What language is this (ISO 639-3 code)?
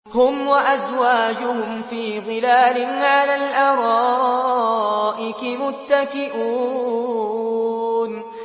ara